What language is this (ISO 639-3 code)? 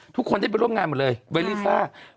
tha